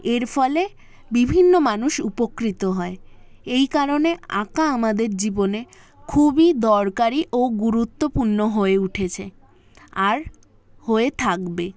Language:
Bangla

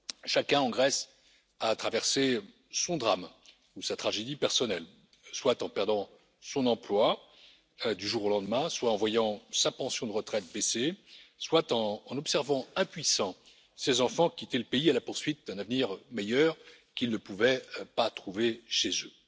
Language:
French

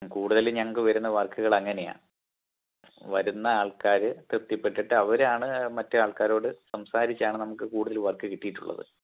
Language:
Malayalam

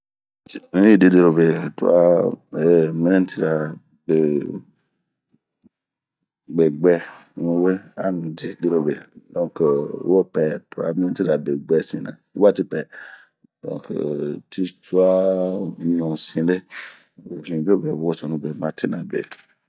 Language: Bomu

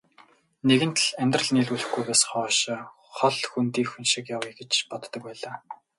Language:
Mongolian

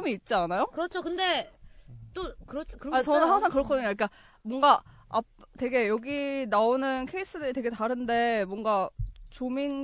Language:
Korean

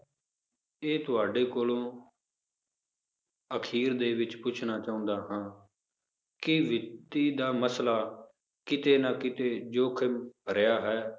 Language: Punjabi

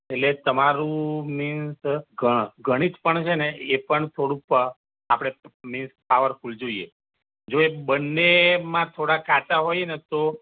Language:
Gujarati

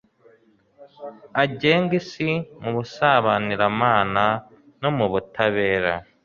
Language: Kinyarwanda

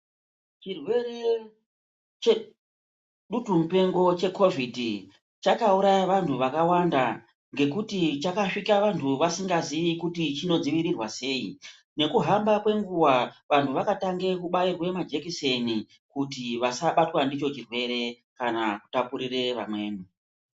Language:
Ndau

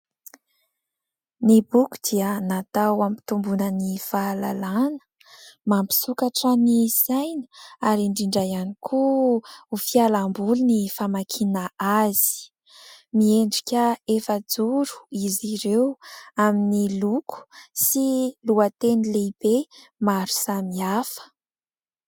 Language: Malagasy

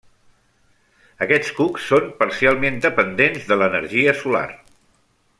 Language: Catalan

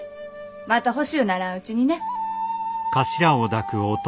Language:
Japanese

